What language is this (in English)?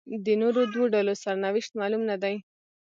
Pashto